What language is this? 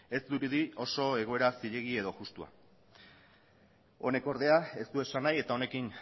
Basque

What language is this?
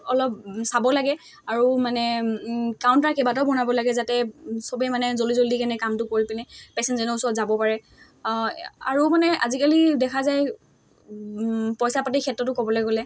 Assamese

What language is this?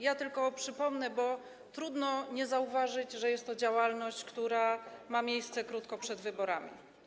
Polish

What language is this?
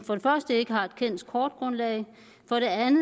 Danish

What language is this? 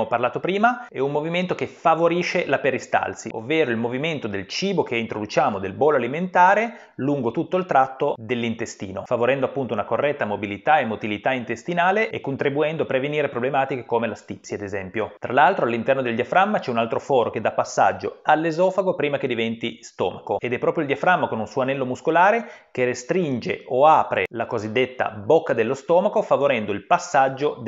Italian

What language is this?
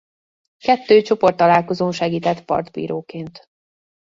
Hungarian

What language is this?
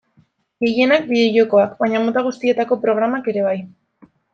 Basque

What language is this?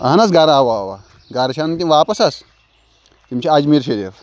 Kashmiri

